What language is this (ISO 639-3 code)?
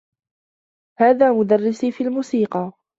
ara